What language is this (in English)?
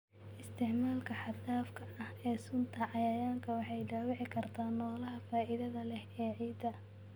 Somali